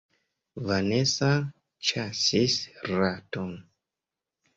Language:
Esperanto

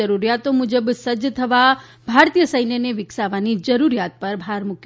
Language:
Gujarati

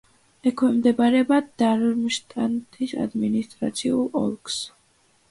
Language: Georgian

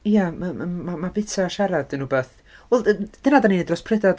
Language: Welsh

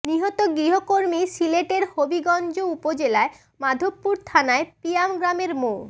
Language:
Bangla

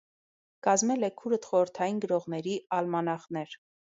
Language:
Armenian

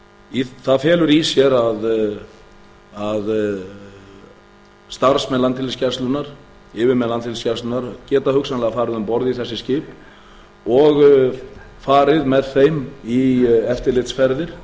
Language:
Icelandic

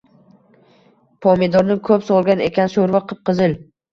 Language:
Uzbek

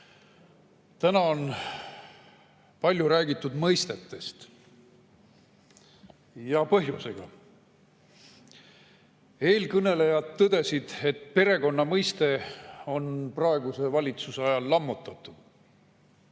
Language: Estonian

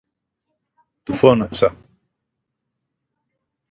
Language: Greek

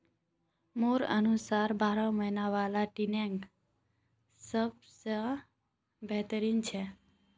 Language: Magahi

